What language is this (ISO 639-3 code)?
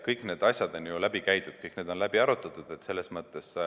est